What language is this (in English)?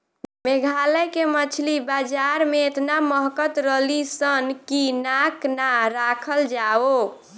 Bhojpuri